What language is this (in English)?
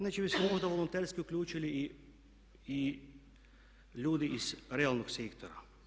Croatian